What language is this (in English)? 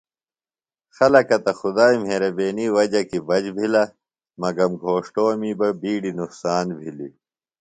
Phalura